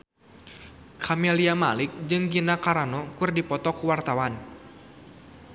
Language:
Sundanese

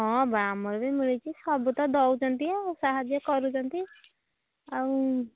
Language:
Odia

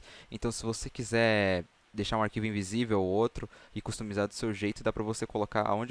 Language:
Portuguese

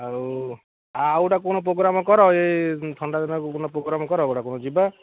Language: Odia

